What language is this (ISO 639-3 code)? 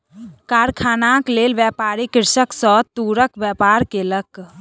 mai